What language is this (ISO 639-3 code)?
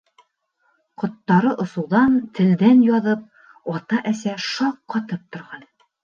bak